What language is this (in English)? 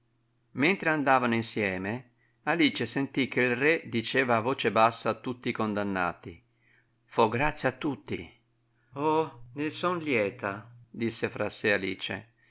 Italian